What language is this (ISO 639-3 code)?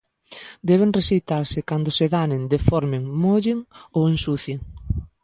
glg